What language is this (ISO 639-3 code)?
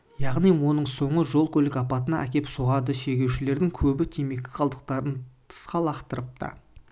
kaz